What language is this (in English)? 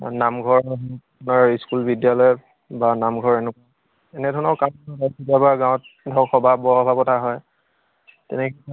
Assamese